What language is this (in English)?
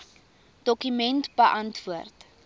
Afrikaans